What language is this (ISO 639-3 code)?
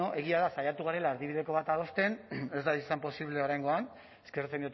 eus